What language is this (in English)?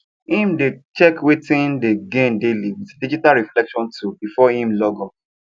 Nigerian Pidgin